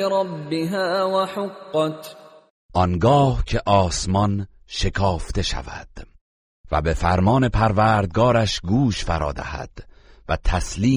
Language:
Persian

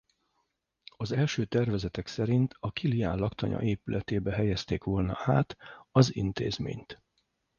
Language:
Hungarian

